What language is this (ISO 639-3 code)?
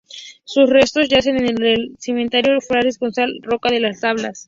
spa